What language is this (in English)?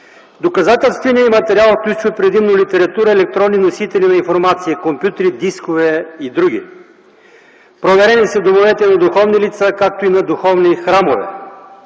Bulgarian